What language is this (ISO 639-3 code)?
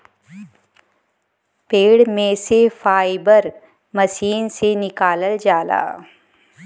bho